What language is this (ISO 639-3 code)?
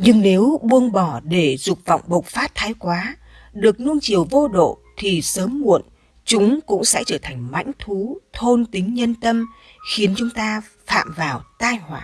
vie